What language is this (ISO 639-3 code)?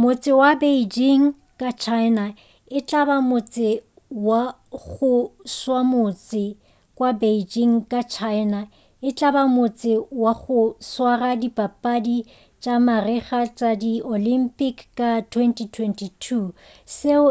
nso